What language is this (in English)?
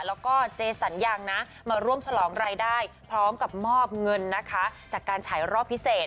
Thai